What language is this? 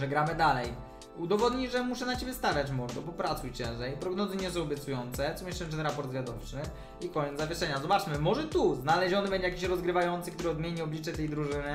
Polish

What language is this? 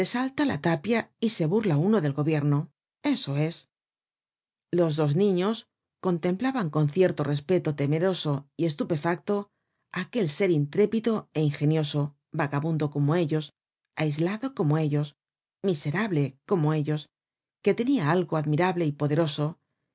Spanish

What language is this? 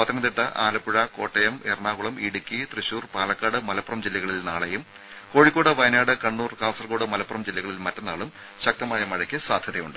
Malayalam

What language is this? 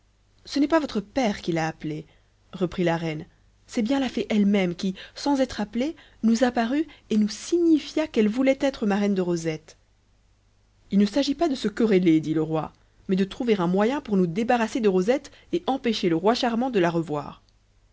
French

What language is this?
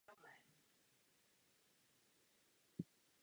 Czech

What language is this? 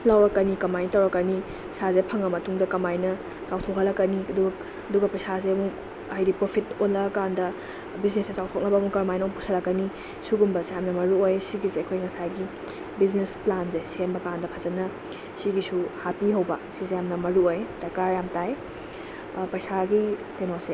Manipuri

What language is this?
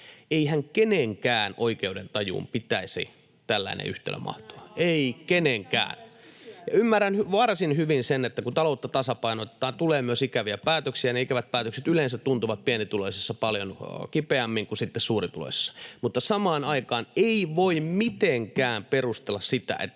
Finnish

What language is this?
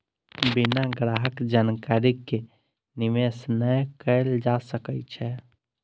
Maithili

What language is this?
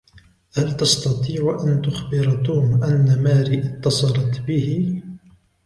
Arabic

